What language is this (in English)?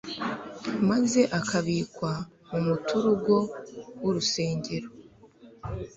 Kinyarwanda